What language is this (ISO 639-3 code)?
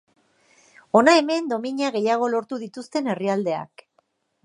eus